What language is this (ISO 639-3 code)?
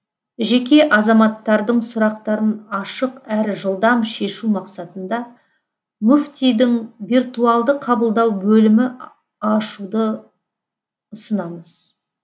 kaz